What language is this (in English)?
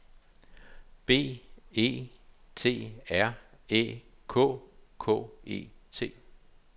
Danish